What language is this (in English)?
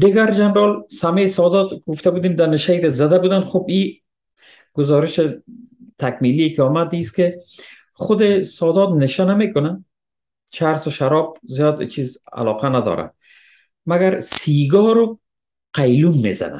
Persian